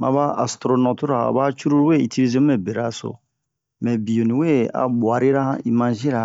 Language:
Bomu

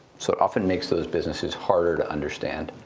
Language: English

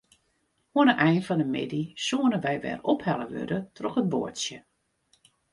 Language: Western Frisian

